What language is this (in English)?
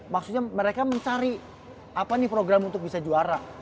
Indonesian